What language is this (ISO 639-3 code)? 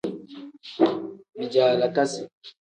kdh